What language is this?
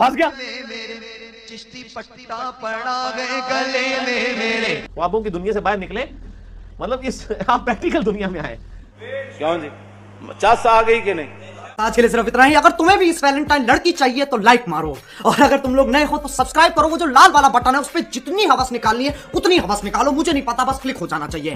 Hindi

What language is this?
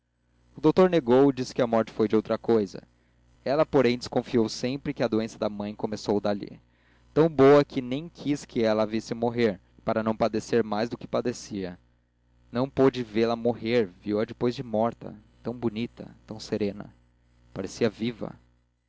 Portuguese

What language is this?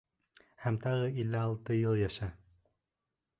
Bashkir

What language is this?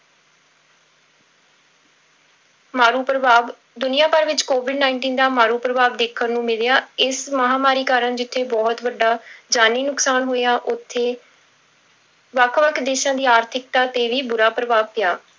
Punjabi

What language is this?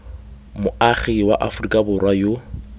Tswana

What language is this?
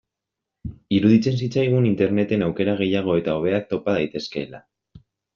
Basque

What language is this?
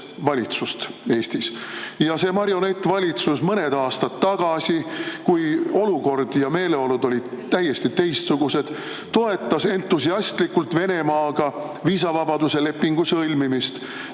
Estonian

